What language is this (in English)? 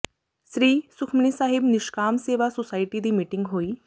Punjabi